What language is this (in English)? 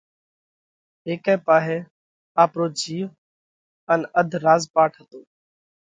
Parkari Koli